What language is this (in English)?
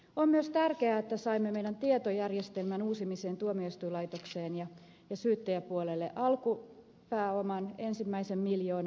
Finnish